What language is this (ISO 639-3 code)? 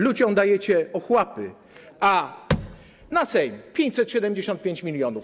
pol